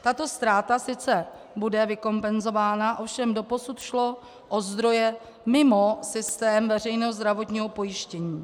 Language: Czech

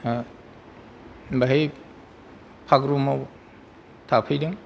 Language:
Bodo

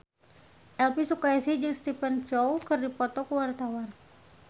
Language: Sundanese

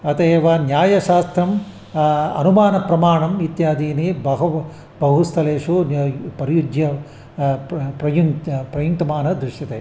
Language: Sanskrit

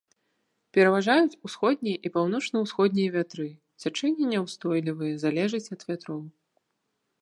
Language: Belarusian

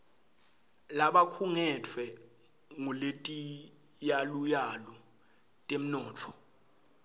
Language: Swati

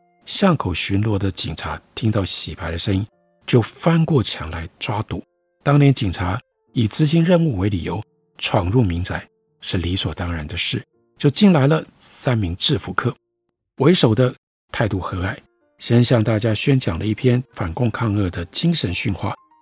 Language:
Chinese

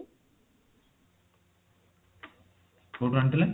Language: Odia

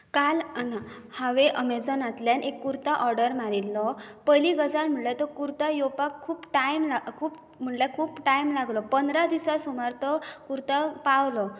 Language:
Konkani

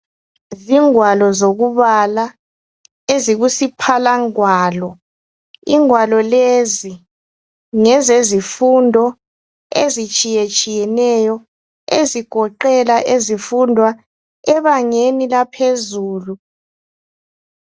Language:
North Ndebele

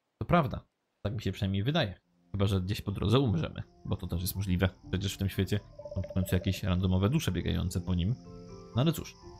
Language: Polish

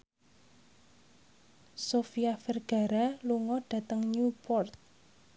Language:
Javanese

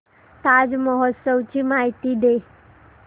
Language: Marathi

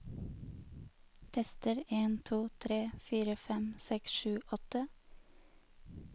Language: Norwegian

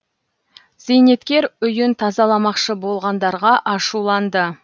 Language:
Kazakh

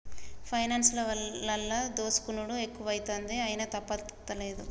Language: Telugu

